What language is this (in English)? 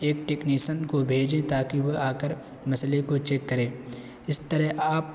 Urdu